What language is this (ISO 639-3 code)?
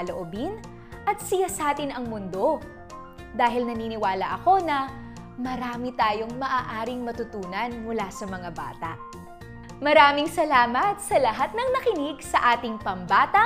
fil